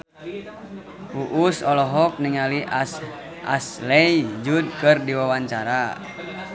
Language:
Sundanese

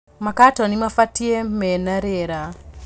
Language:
Kikuyu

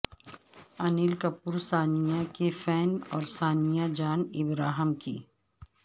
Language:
Urdu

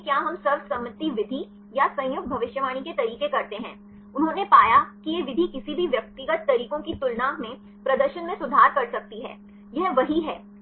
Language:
Hindi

